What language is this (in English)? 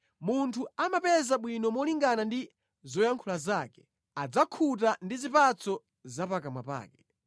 Nyanja